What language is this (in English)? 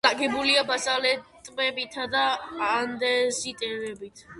Georgian